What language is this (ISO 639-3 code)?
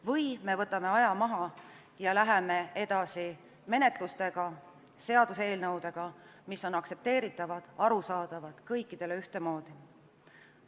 est